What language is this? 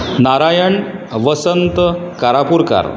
Konkani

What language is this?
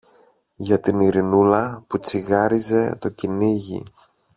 Greek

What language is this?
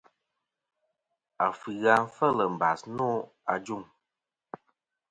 Kom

